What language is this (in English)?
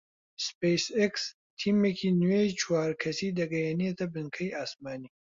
Central Kurdish